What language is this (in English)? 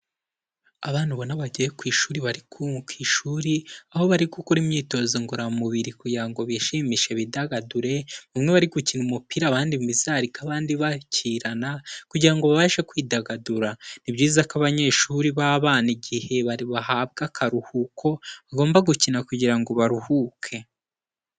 Kinyarwanda